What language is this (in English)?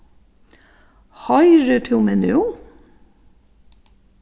Faroese